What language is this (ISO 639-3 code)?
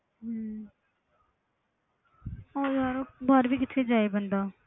pan